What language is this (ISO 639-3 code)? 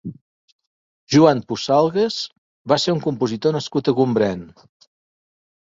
cat